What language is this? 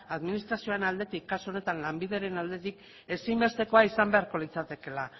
Basque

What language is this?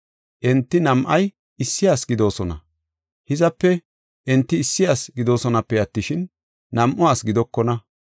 Gofa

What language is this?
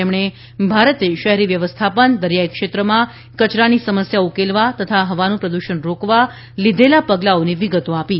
Gujarati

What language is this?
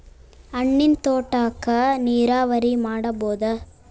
Kannada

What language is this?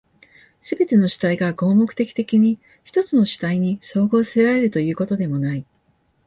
Japanese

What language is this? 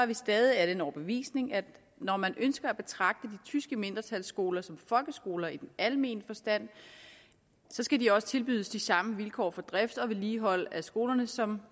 Danish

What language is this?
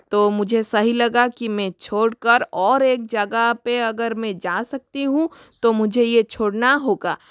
Hindi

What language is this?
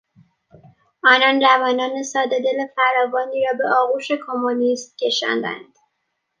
Persian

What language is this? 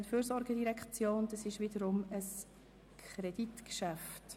Swiss German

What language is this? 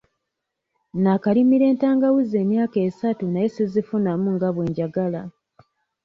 Ganda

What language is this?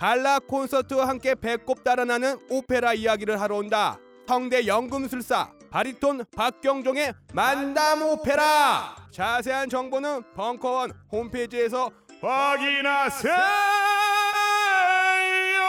Korean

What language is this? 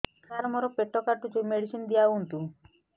Odia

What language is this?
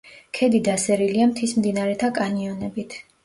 Georgian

